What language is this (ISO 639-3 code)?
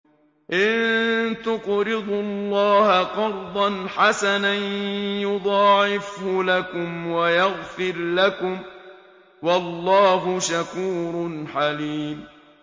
ara